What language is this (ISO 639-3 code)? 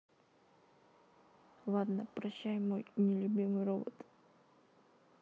rus